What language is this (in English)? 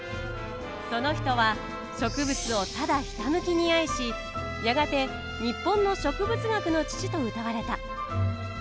Japanese